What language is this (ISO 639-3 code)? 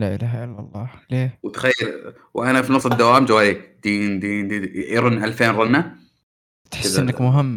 ara